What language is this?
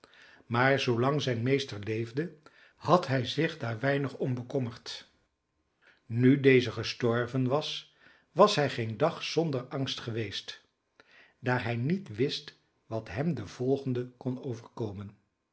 Dutch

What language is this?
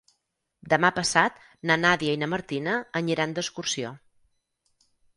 Catalan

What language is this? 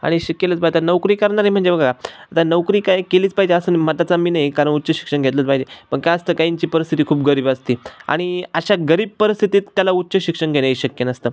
Marathi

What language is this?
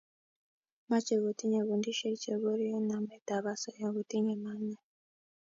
Kalenjin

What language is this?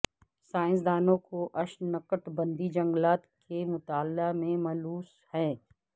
Urdu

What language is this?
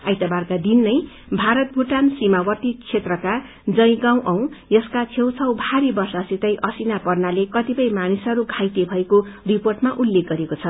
Nepali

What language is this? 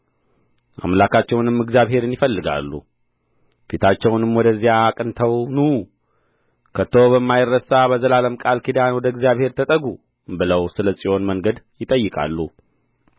Amharic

